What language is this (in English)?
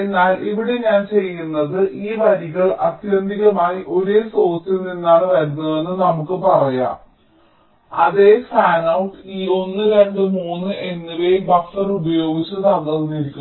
Malayalam